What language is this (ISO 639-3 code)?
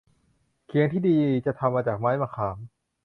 tha